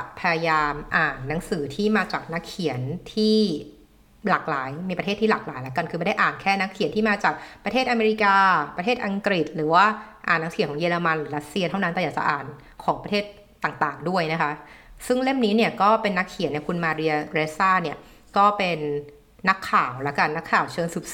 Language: Thai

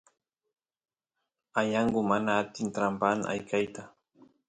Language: Santiago del Estero Quichua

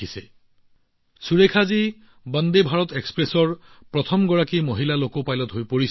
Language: Assamese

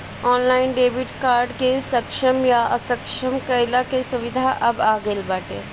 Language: Bhojpuri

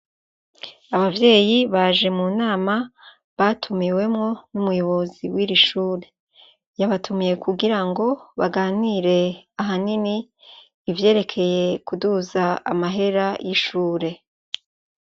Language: Rundi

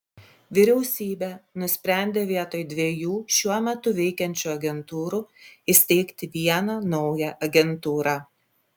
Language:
Lithuanian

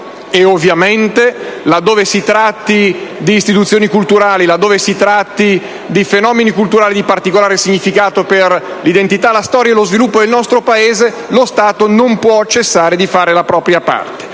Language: Italian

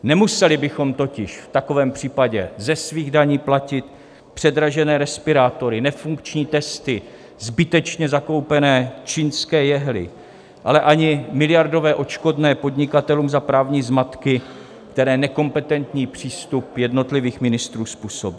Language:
Czech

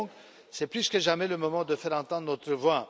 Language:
French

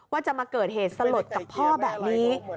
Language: Thai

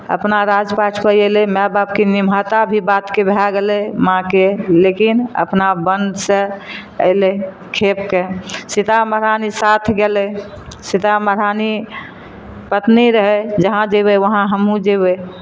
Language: Maithili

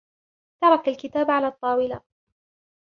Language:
Arabic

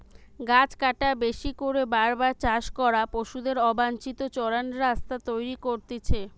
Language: Bangla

